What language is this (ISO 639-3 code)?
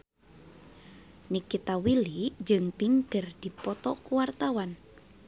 sun